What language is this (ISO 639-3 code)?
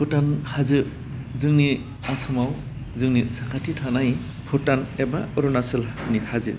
brx